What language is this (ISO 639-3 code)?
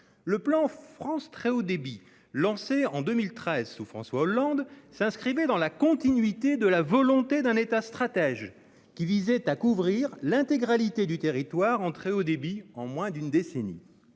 fra